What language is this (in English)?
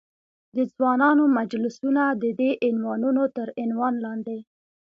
Pashto